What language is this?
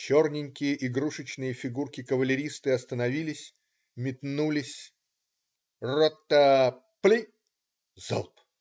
Russian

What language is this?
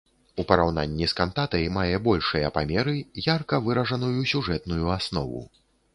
Belarusian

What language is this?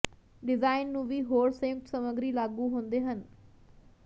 Punjabi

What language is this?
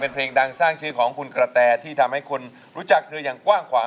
Thai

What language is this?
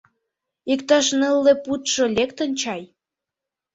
Mari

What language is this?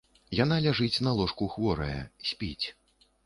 Belarusian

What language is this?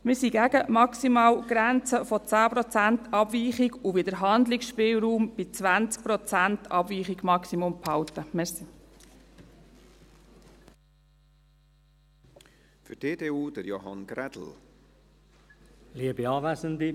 Swiss German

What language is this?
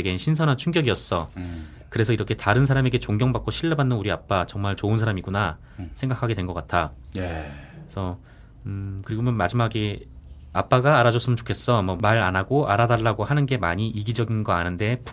Korean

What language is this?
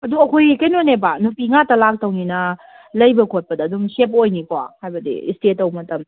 Manipuri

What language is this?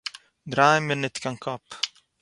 Yiddish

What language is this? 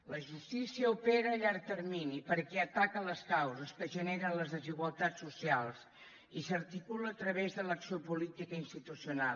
Catalan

